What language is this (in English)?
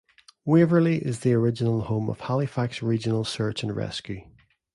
English